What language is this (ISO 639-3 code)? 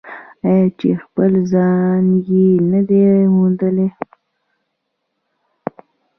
pus